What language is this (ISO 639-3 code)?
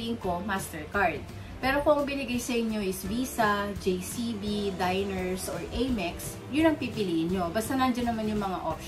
fil